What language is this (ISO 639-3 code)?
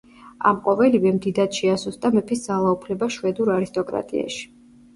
kat